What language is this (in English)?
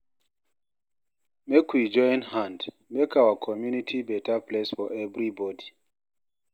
Nigerian Pidgin